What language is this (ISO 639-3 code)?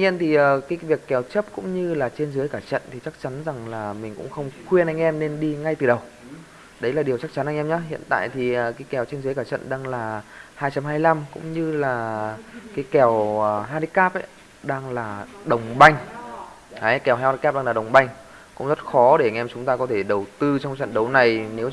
vie